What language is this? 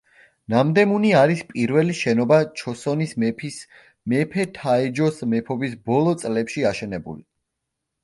Georgian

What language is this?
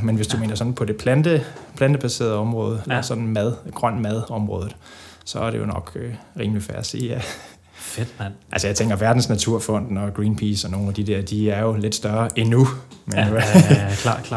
Danish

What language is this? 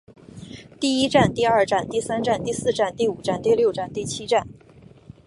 Chinese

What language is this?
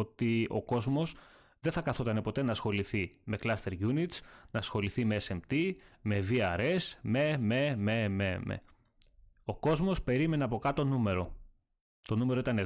Greek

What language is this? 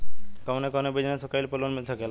Bhojpuri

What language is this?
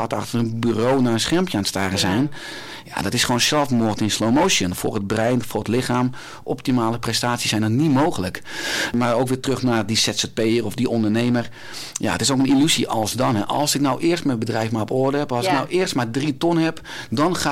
Dutch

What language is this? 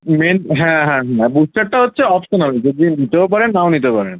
Bangla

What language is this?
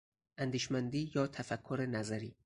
Persian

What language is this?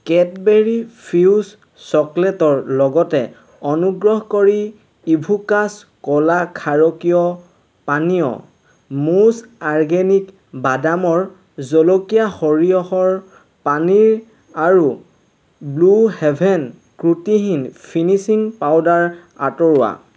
Assamese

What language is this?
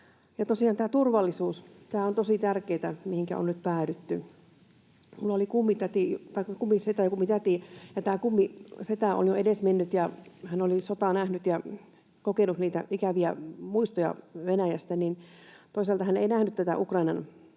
Finnish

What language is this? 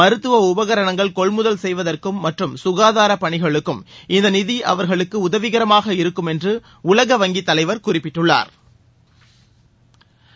Tamil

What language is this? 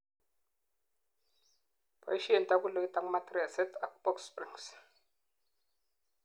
Kalenjin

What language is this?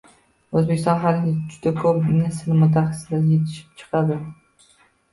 Uzbek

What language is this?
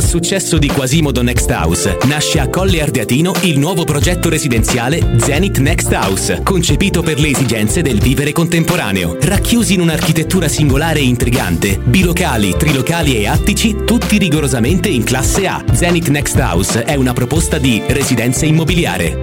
Italian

